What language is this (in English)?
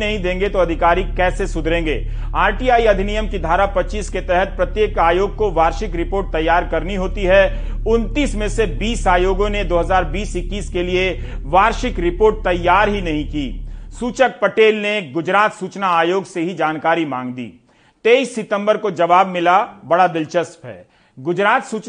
Hindi